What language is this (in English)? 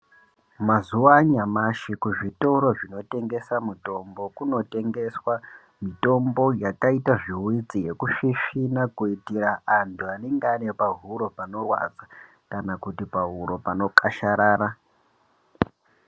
Ndau